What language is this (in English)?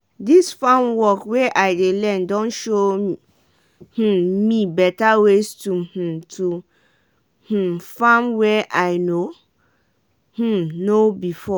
Nigerian Pidgin